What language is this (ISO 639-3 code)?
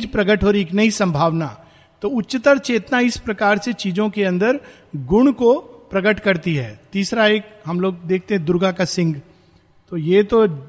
hin